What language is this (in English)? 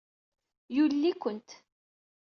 Kabyle